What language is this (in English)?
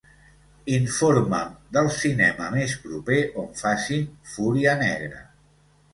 Catalan